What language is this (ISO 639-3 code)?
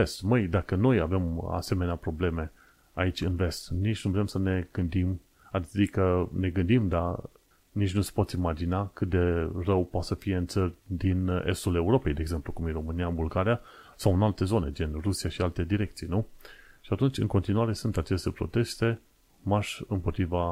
ron